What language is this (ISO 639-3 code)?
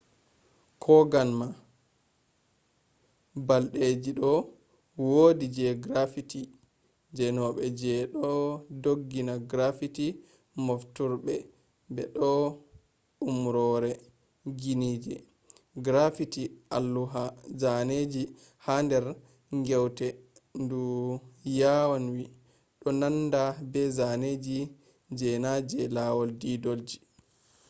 ful